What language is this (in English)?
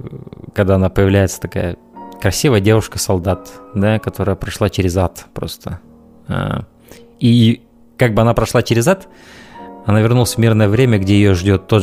Russian